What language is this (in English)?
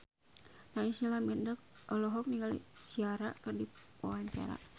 Sundanese